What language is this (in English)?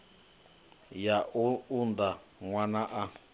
Venda